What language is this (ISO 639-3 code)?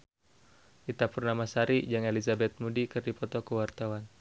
sun